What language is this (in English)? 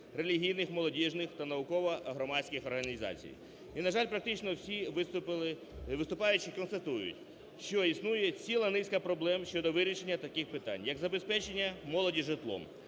Ukrainian